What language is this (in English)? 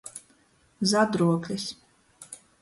Latgalian